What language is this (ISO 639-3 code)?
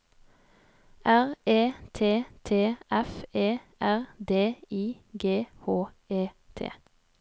nor